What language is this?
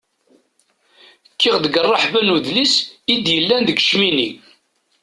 Kabyle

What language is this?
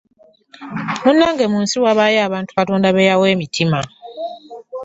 Ganda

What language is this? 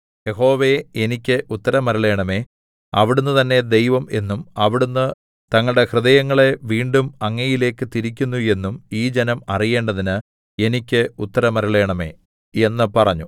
Malayalam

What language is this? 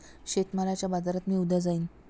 Marathi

